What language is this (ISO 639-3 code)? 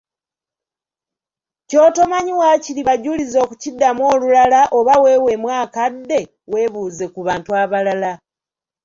lug